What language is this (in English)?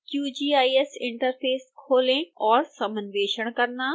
Hindi